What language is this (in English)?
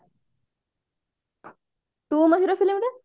Odia